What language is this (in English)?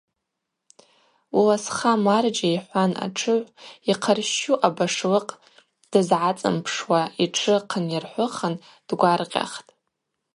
Abaza